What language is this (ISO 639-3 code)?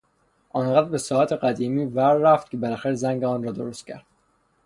fas